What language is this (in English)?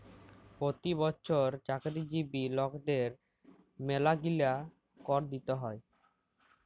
Bangla